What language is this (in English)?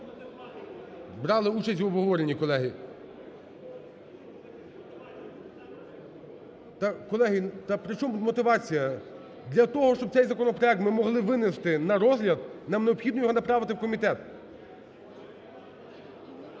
Ukrainian